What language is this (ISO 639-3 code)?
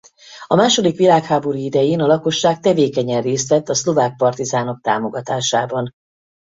hun